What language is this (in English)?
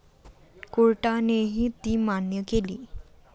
Marathi